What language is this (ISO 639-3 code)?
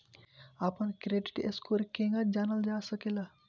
bho